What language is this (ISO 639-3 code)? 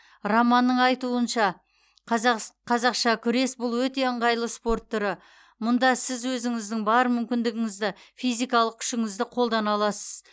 kaz